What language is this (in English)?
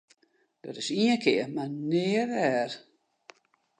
Western Frisian